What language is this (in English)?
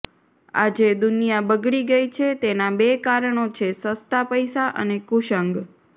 Gujarati